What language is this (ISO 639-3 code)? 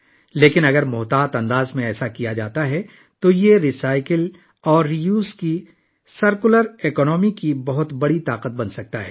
urd